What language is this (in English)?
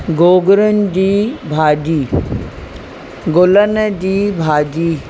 Sindhi